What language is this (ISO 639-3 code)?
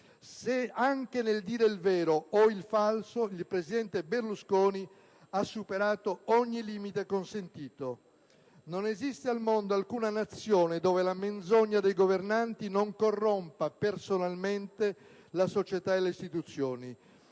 ita